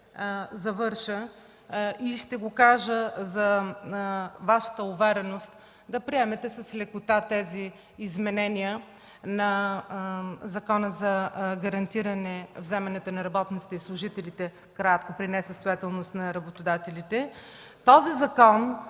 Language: Bulgarian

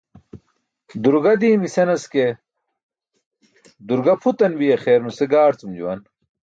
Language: Burushaski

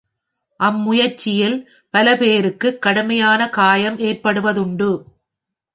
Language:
Tamil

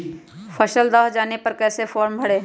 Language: Magahi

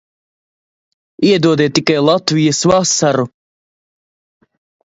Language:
Latvian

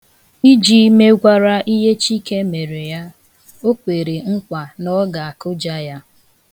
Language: Igbo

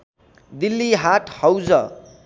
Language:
Nepali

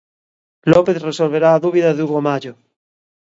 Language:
Galician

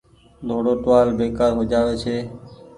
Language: Goaria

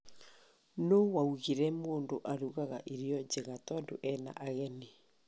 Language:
Kikuyu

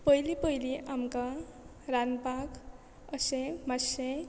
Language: Konkani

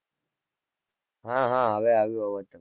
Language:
Gujarati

